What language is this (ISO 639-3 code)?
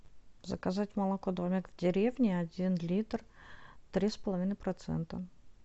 rus